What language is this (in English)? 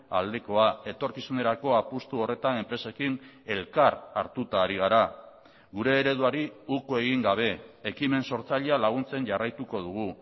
Basque